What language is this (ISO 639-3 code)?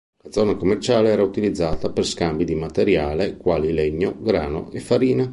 ita